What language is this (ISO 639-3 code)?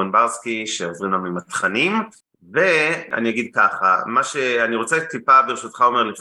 heb